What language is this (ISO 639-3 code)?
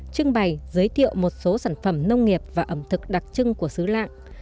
vie